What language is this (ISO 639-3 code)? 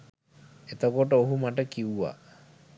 sin